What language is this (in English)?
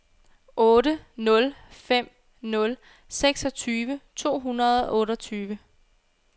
Danish